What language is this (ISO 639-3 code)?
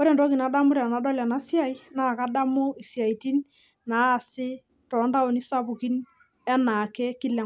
mas